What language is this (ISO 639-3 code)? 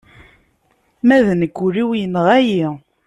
kab